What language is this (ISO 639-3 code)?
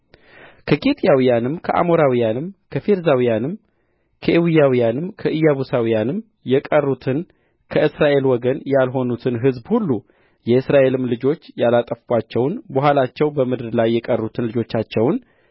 amh